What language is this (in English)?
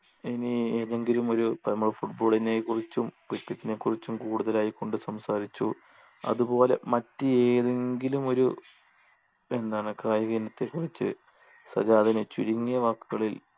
Malayalam